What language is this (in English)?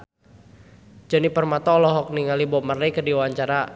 Sundanese